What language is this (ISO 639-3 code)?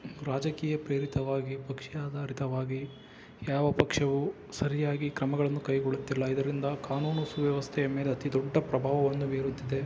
kan